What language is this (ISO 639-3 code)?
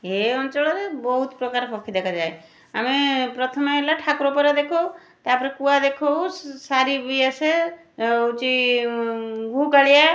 ori